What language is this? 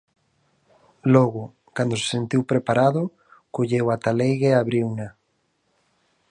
Galician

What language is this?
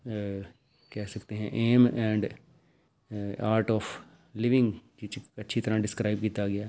Punjabi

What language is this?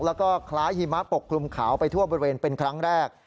Thai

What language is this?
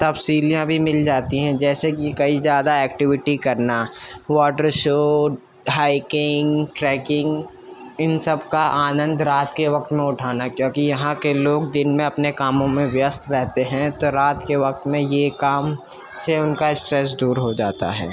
Urdu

